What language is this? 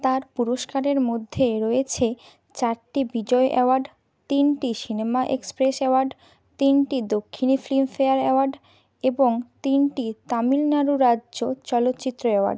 Bangla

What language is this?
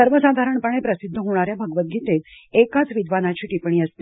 Marathi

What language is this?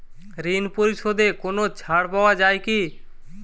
Bangla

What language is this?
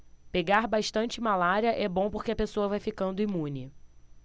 Portuguese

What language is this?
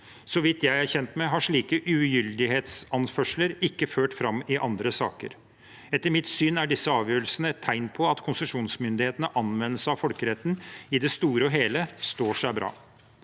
Norwegian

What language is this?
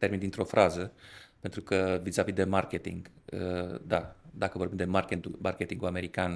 Romanian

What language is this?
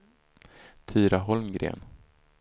Swedish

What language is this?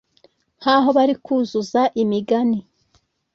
Kinyarwanda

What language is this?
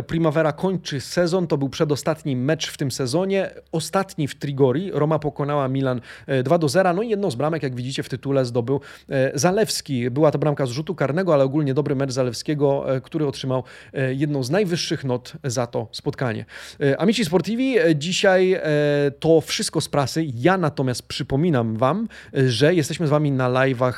Polish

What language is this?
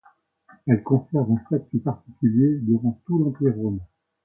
French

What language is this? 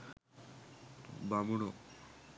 Sinhala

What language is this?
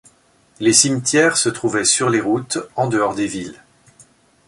French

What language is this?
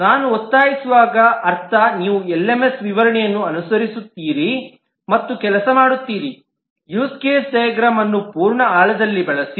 Kannada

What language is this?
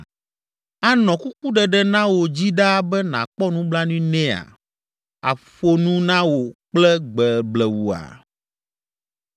Ewe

